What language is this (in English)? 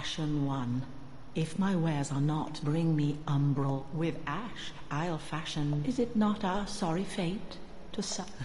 Italian